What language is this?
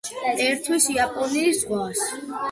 Georgian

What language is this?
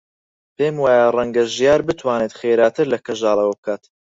Central Kurdish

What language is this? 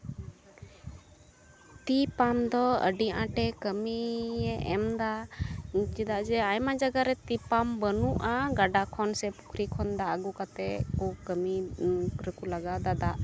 Santali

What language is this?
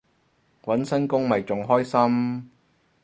Cantonese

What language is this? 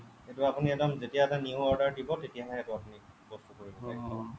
Assamese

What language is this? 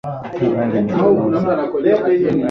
Swahili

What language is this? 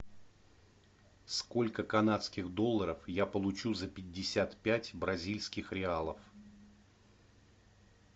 Russian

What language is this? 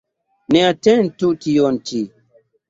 Esperanto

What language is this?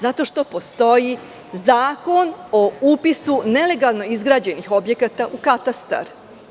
Serbian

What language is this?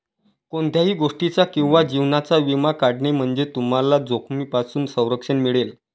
Marathi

